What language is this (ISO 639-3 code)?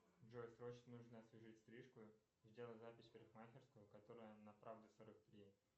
rus